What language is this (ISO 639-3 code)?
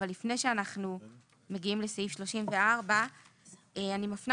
heb